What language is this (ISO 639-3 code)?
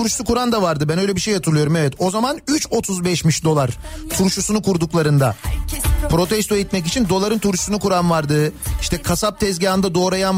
tur